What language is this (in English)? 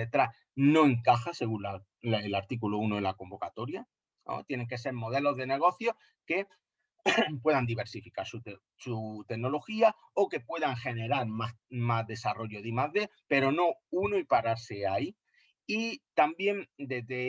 Spanish